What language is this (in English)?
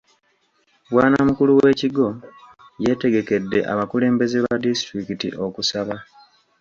Ganda